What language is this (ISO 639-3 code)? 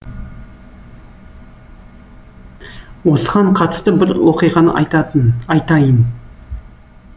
kaz